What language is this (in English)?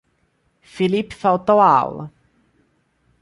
Portuguese